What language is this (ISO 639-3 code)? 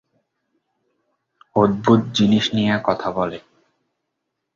ben